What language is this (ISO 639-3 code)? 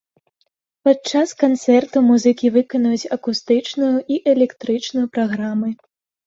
bel